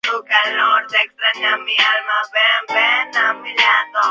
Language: Spanish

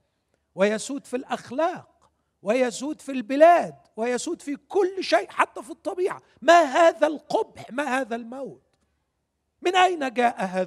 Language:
Arabic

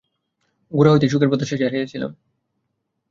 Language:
Bangla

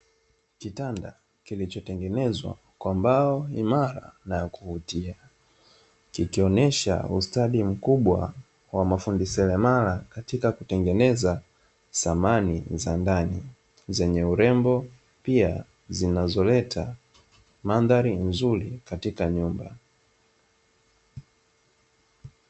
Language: Swahili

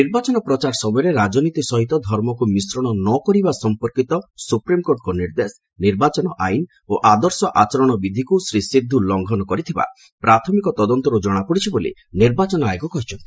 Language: Odia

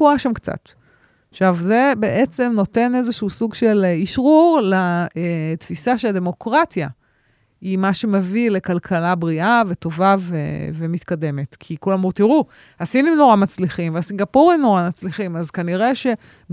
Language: Hebrew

